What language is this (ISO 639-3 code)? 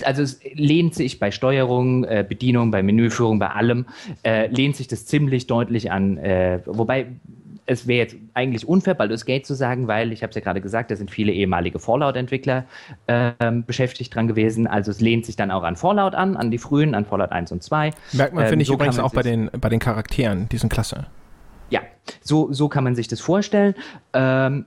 deu